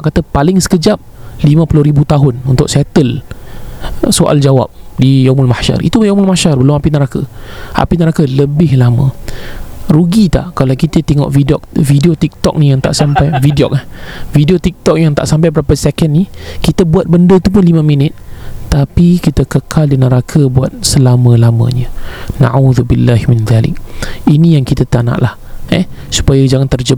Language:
Malay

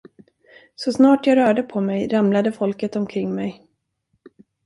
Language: Swedish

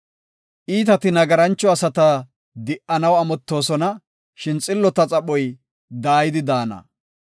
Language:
Gofa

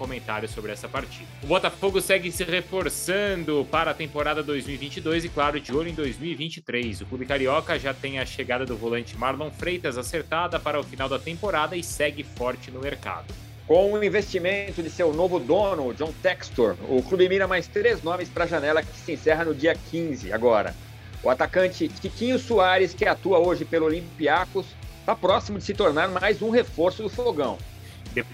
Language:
Portuguese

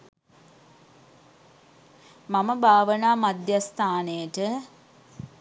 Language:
Sinhala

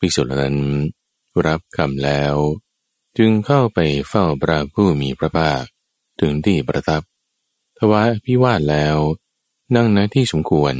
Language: Thai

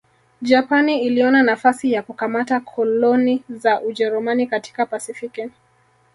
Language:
Swahili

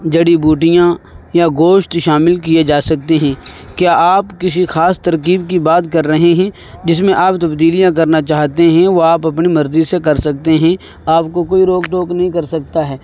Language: Urdu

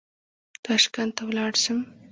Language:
Pashto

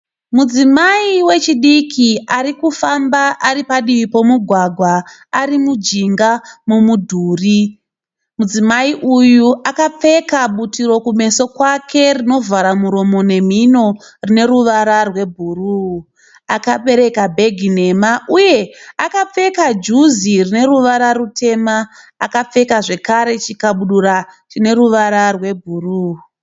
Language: Shona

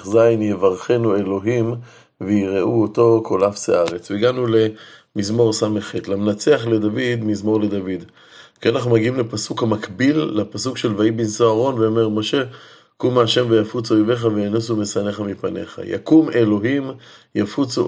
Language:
Hebrew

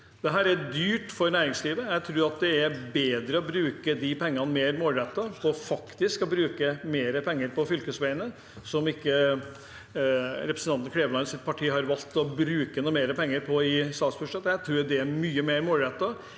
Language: Norwegian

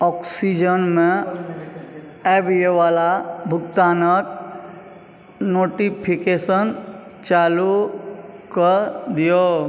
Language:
Maithili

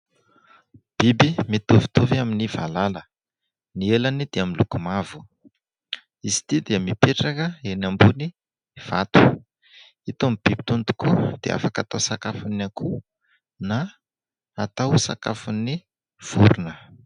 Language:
Malagasy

